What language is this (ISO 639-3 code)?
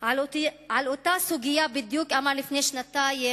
heb